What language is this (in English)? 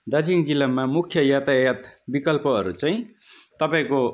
Nepali